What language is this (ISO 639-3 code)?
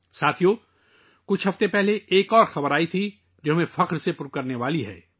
urd